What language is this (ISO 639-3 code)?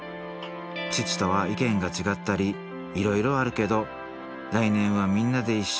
jpn